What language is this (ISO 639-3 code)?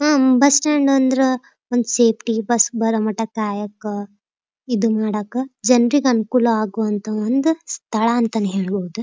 kan